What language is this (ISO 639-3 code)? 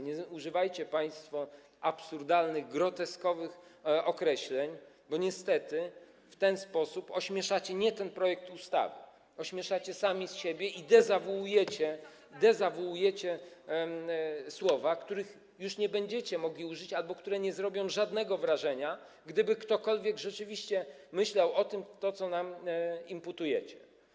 pol